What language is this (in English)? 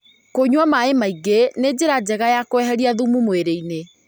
Kikuyu